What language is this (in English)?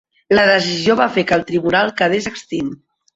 Catalan